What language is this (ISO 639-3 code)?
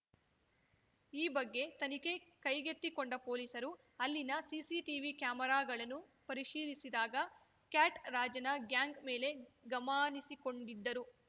kan